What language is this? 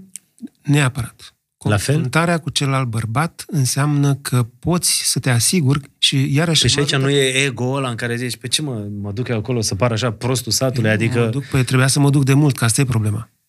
Romanian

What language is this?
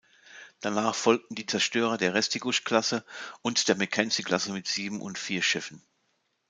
German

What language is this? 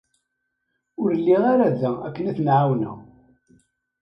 Kabyle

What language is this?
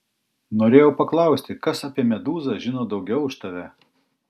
Lithuanian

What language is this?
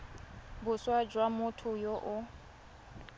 Tswana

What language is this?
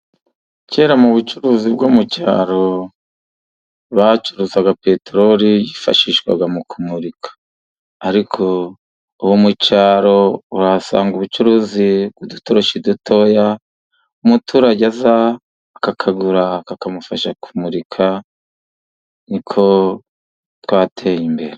Kinyarwanda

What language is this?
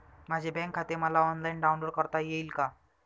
Marathi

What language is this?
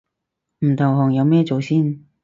Cantonese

